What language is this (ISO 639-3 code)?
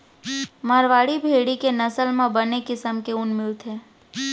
hne